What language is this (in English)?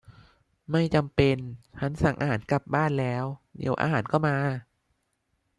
Thai